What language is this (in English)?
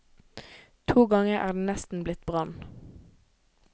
Norwegian